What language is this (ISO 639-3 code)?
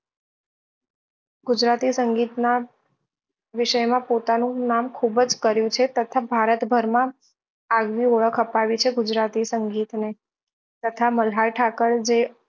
guj